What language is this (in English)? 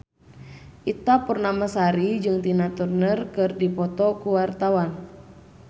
Sundanese